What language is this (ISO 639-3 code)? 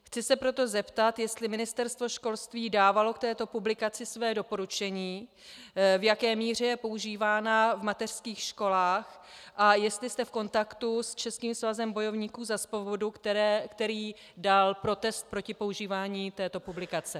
ces